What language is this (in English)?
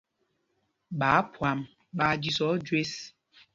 Mpumpong